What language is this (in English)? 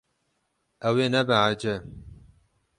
Kurdish